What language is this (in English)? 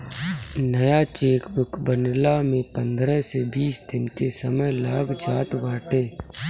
Bhojpuri